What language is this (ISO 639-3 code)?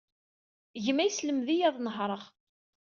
kab